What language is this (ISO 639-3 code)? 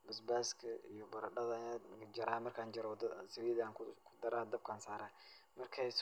som